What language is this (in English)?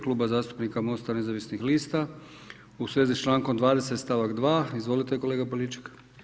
Croatian